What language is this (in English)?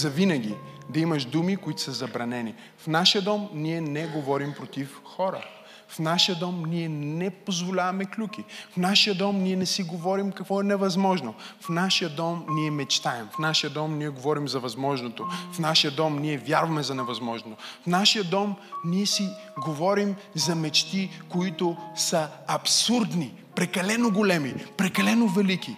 Bulgarian